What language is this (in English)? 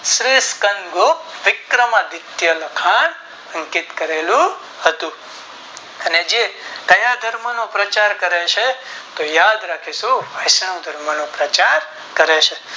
Gujarati